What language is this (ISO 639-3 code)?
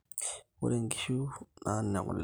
mas